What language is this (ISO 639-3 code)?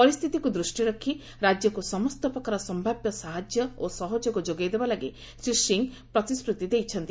ori